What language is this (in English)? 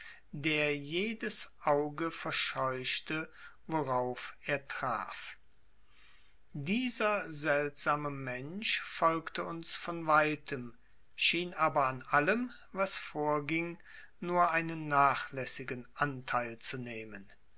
German